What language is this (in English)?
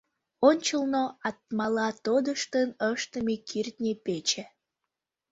Mari